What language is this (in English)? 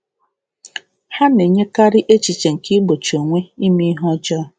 Igbo